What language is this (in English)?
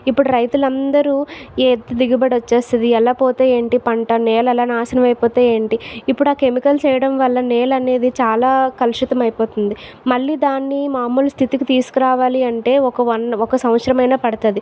Telugu